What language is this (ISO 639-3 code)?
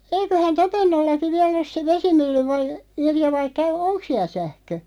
fin